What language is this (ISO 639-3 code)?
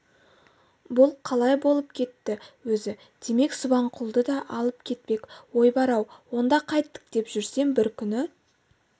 kaz